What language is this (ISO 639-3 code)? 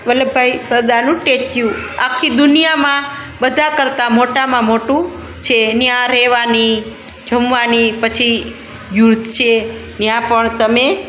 guj